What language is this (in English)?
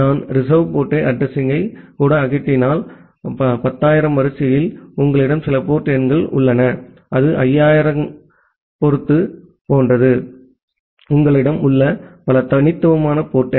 Tamil